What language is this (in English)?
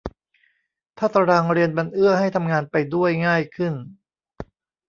Thai